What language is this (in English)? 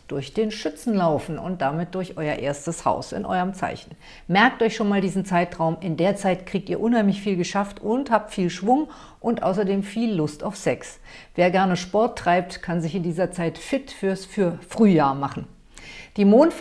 German